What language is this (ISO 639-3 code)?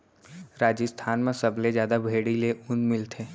hne